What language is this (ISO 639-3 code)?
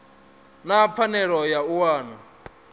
ven